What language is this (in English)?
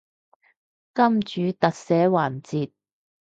Cantonese